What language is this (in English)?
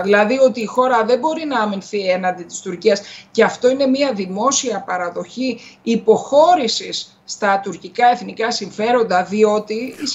Greek